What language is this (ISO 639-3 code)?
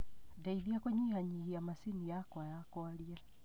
kik